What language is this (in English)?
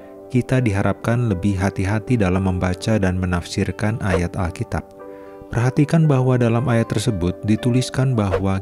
Indonesian